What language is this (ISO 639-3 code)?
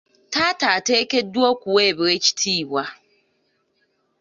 lug